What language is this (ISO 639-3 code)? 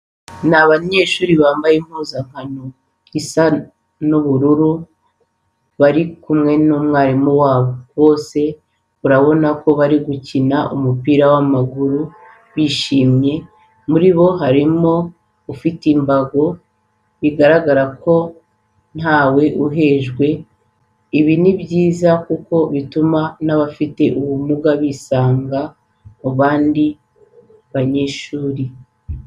kin